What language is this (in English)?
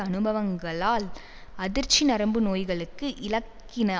Tamil